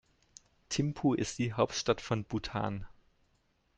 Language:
German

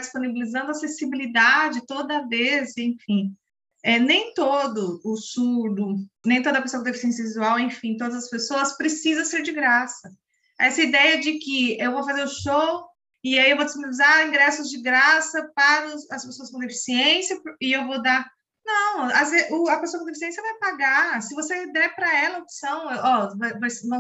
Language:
Portuguese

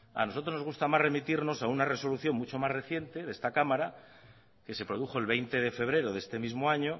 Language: Spanish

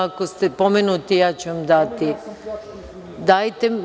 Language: Serbian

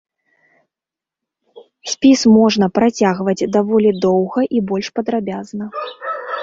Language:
Belarusian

